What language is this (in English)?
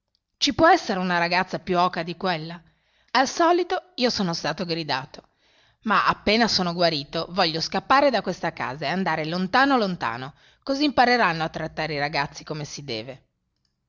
Italian